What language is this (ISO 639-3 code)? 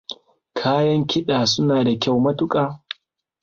hau